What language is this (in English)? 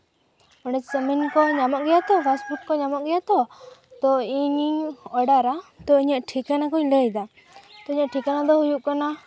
Santali